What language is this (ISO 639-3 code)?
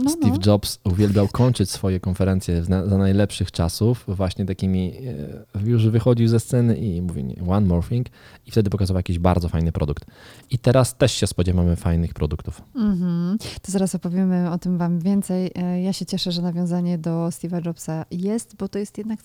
pol